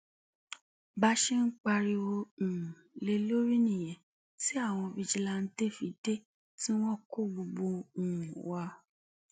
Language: Yoruba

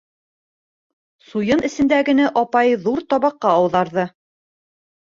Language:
Bashkir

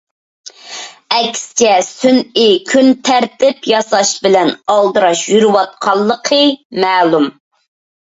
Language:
Uyghur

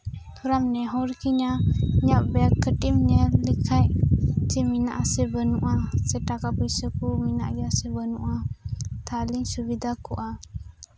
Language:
Santali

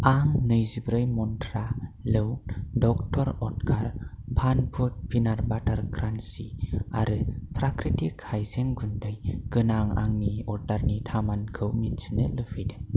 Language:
Bodo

